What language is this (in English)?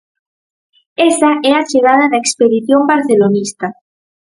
Galician